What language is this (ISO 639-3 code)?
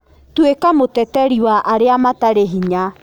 kik